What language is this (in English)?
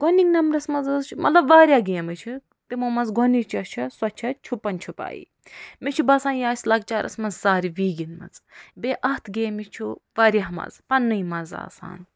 Kashmiri